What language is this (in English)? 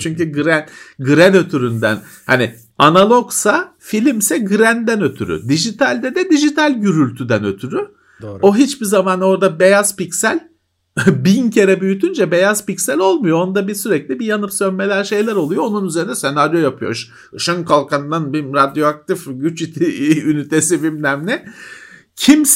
Turkish